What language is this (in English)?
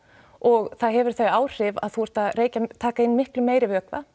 Icelandic